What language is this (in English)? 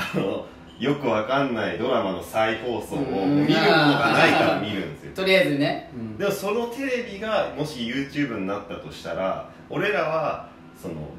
Japanese